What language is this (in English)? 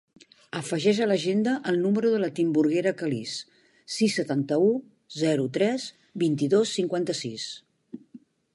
Catalan